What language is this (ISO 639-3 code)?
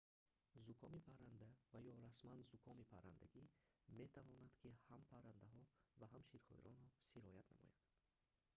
tgk